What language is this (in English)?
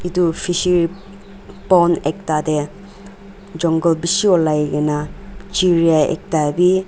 Naga Pidgin